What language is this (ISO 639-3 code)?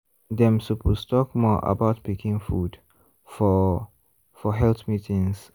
pcm